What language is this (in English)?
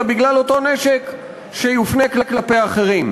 Hebrew